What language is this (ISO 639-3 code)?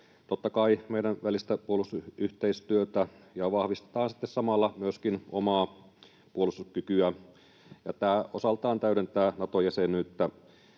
fin